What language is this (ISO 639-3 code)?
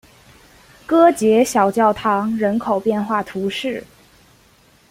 zho